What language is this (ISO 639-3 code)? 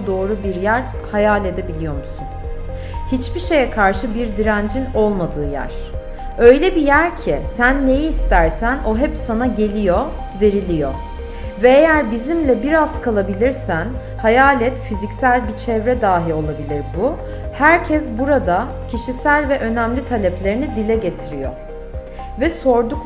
tur